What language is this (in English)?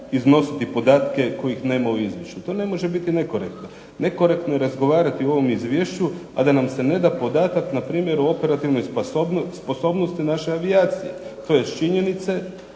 Croatian